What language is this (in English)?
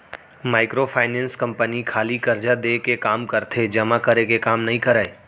Chhattisgarhi